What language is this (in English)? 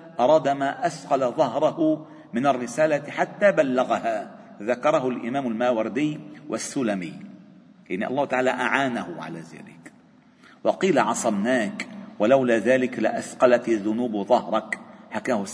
Arabic